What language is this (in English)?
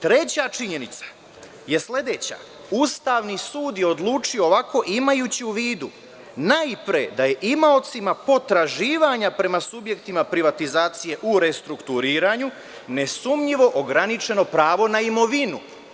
Serbian